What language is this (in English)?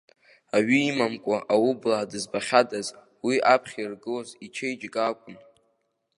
Abkhazian